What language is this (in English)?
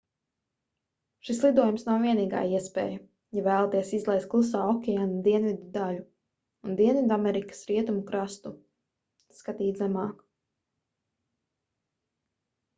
Latvian